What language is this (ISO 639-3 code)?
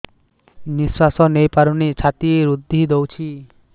ori